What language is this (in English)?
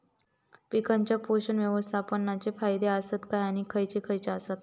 Marathi